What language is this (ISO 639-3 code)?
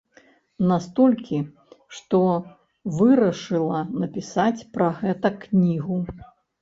bel